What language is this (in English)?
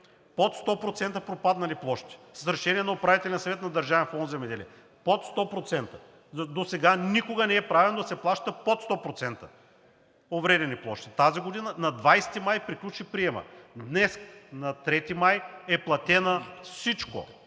Bulgarian